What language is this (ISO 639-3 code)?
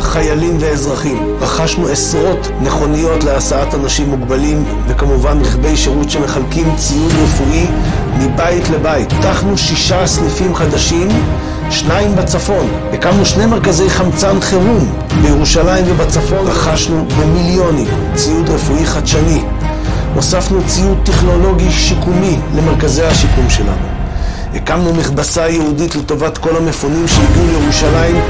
heb